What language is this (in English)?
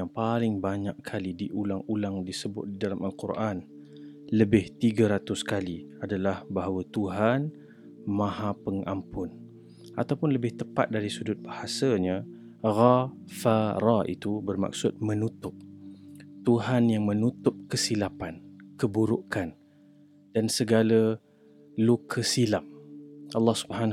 Malay